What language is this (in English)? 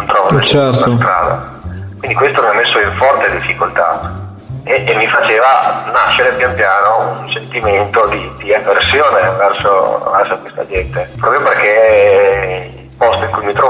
Italian